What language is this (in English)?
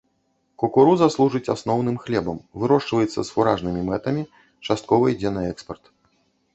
Belarusian